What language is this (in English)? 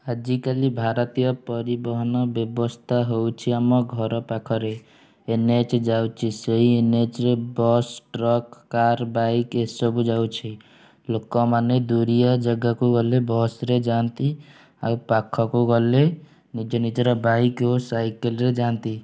Odia